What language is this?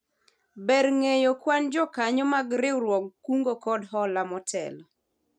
Luo (Kenya and Tanzania)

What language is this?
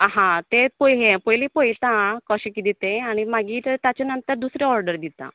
Konkani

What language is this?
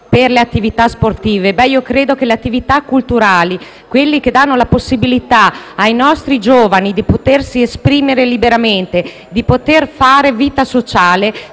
Italian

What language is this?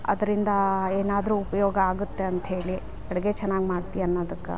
Kannada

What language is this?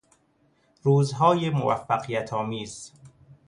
Persian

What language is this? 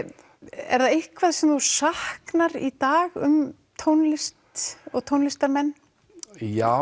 Icelandic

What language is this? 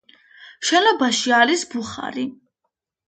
Georgian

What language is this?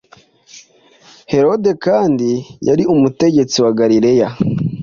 Kinyarwanda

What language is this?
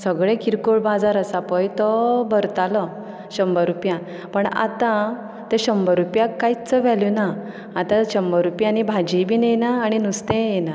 Konkani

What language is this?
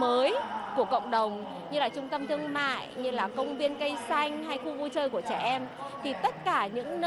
Vietnamese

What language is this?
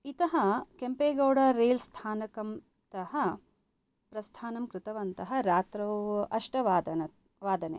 Sanskrit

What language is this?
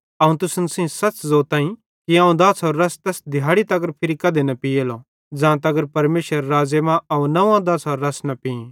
Bhadrawahi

